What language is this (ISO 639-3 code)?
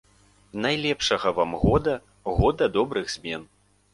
bel